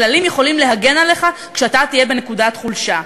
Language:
Hebrew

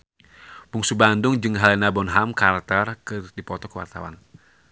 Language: Sundanese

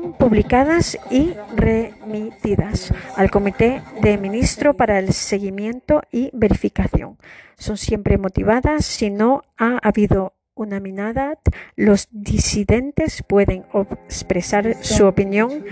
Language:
Spanish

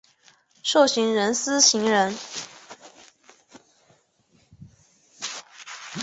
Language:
Chinese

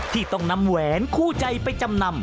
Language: Thai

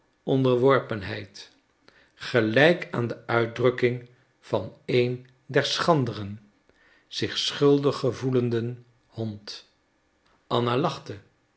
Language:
Dutch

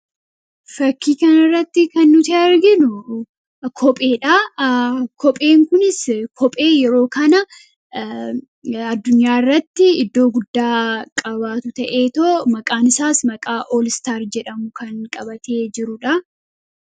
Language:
Oromo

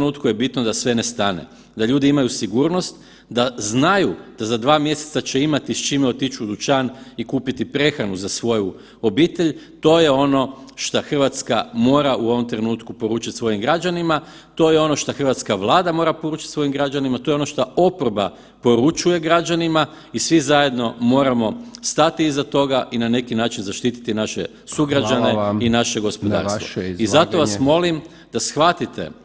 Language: Croatian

